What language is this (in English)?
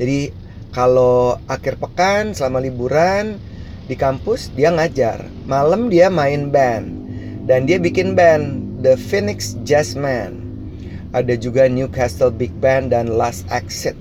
Indonesian